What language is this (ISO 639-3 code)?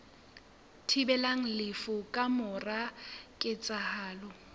sot